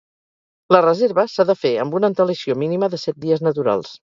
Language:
Catalan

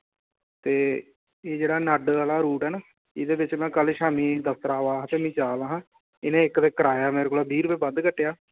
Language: Dogri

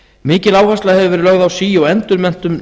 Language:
Icelandic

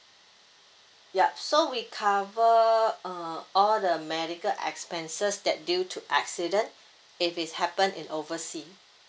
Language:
English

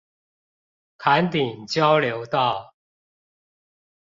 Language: Chinese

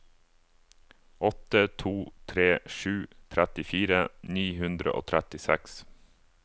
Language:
Norwegian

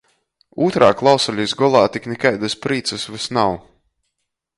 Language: Latgalian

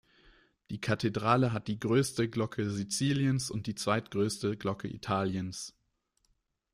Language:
German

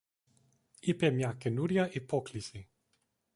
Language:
Greek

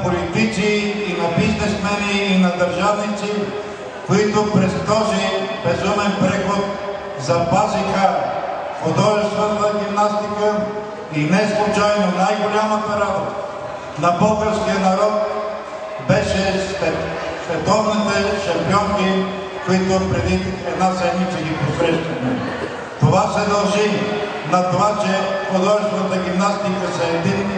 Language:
Bulgarian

